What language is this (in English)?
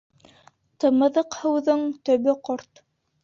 Bashkir